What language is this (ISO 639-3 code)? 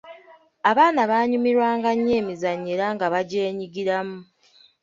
lug